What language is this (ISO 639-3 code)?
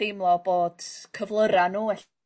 cym